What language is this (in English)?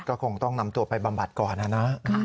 Thai